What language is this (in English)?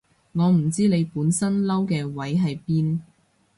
Cantonese